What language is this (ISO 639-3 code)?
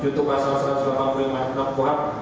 ind